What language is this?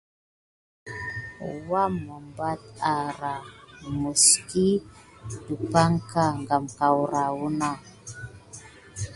Gidar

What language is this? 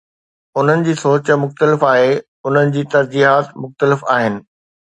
Sindhi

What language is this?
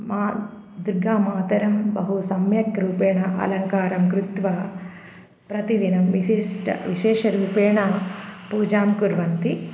Sanskrit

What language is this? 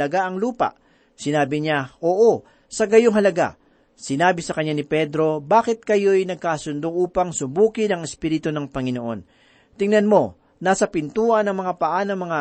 Filipino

